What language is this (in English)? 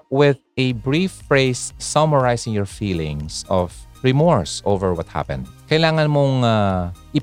Filipino